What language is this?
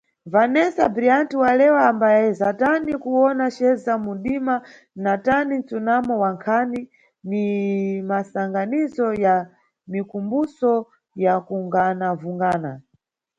Nyungwe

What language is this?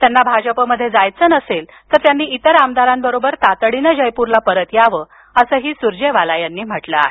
Marathi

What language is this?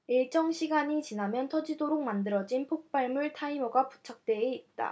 Korean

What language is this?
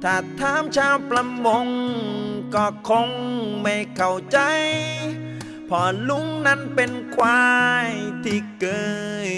Thai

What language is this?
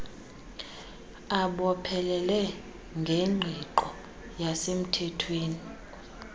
Xhosa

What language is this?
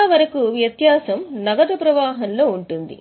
Telugu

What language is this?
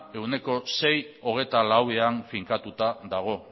Basque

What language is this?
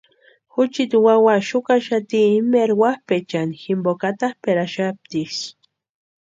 Western Highland Purepecha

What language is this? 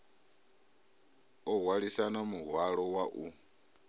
Venda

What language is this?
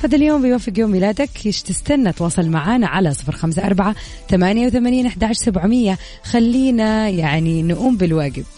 Arabic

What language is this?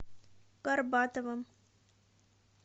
Russian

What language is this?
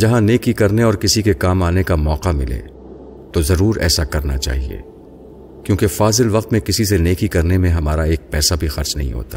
Urdu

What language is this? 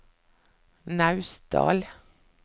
Norwegian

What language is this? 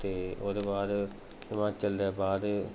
Dogri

